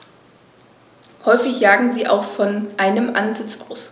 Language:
German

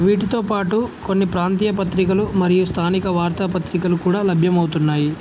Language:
Telugu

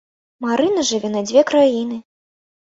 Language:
Belarusian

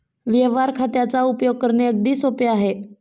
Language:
Marathi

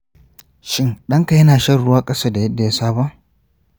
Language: Hausa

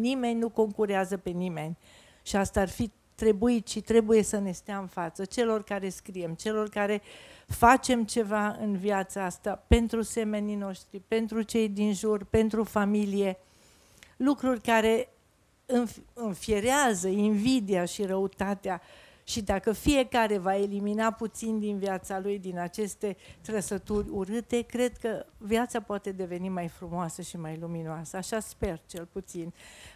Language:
Romanian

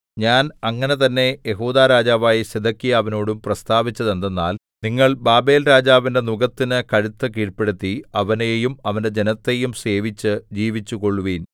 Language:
Malayalam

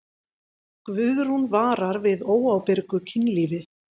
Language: Icelandic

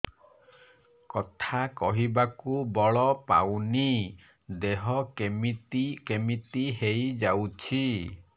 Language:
Odia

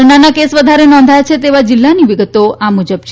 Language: Gujarati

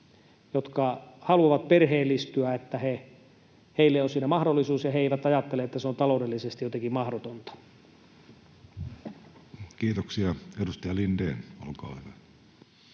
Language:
Finnish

